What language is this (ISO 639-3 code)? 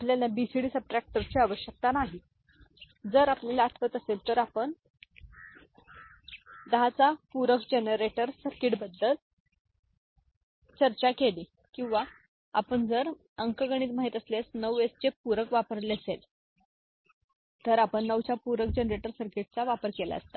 mar